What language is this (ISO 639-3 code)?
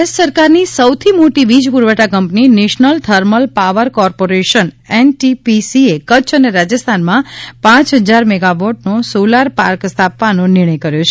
guj